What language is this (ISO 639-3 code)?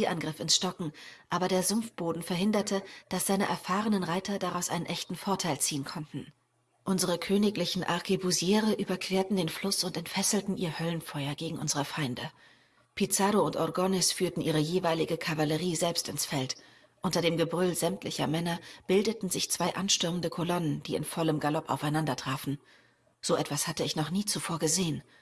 deu